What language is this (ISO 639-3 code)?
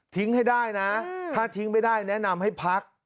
tha